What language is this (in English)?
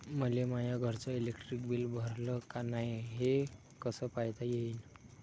Marathi